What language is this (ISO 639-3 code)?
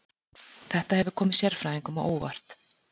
isl